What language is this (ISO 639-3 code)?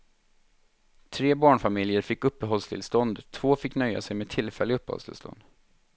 swe